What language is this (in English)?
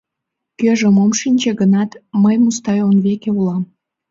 Mari